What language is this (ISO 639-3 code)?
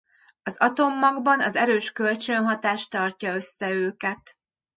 hun